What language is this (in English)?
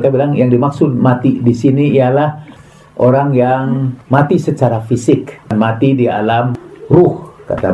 Indonesian